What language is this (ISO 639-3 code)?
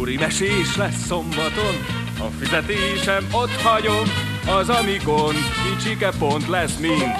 hun